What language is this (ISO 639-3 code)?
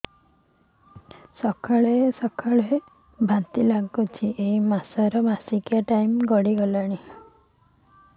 ori